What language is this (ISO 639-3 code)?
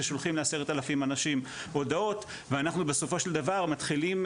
heb